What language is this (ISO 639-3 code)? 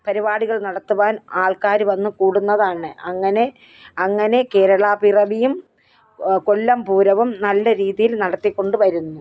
mal